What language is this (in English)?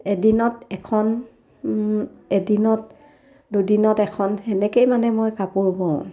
Assamese